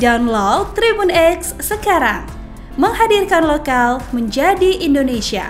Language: Indonesian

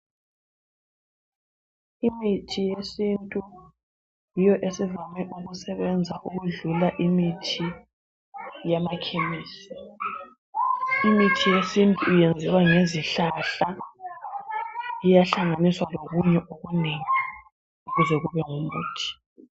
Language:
North Ndebele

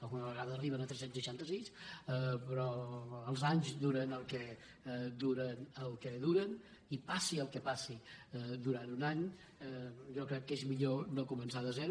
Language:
Catalan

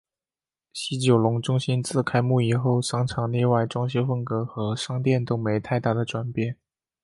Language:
Chinese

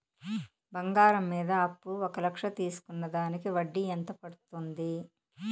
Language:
Telugu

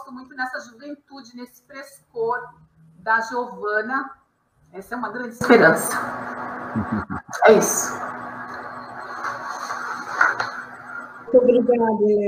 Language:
Portuguese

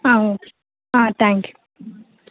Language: Telugu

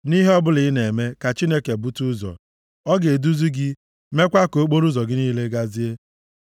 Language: Igbo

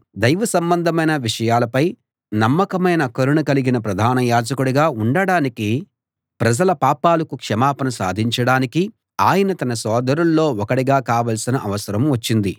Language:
Telugu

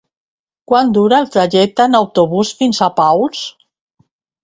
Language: Catalan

